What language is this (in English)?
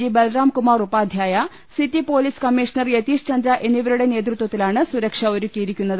Malayalam